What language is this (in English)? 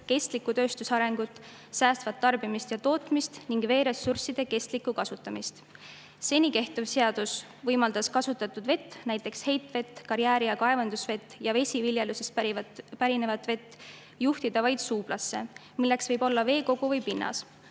Estonian